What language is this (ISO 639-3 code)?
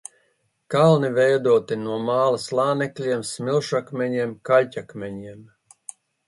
lav